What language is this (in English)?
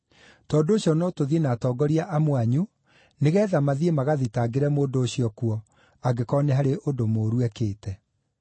Kikuyu